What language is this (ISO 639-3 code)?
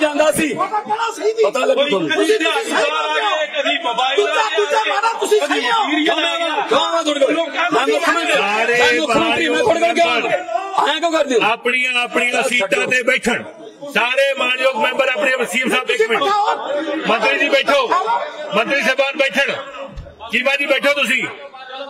pan